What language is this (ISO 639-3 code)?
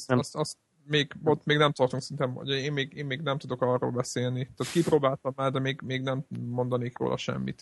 hun